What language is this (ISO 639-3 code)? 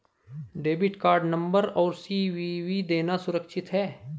hin